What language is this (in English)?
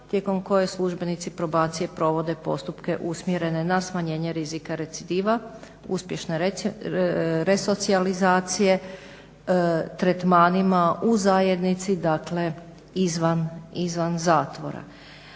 Croatian